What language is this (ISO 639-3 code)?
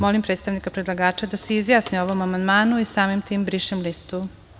srp